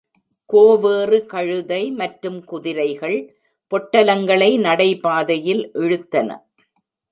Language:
Tamil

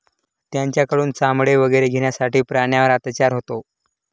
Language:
Marathi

